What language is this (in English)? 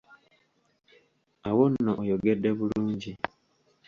Ganda